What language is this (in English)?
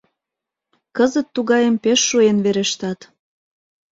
Mari